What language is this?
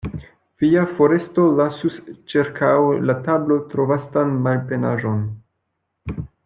Esperanto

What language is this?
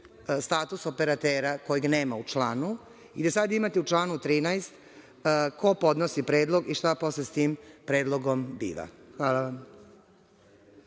Serbian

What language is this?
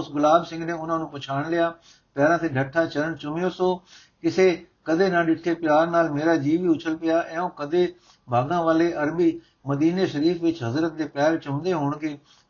Punjabi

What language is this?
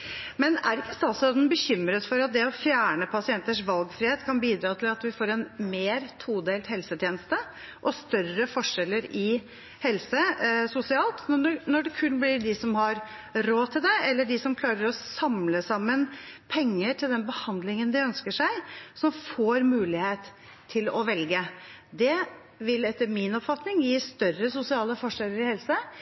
Norwegian Bokmål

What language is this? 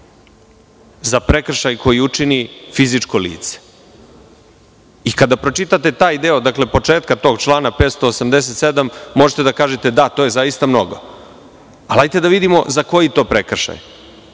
Serbian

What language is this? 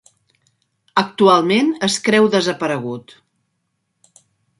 Catalan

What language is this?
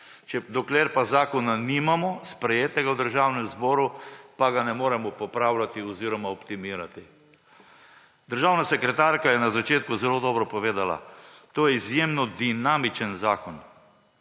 Slovenian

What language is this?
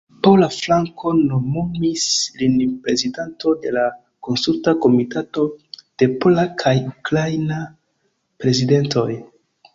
Esperanto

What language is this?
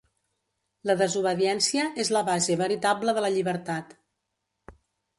Catalan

